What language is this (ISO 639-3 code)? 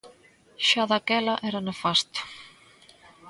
glg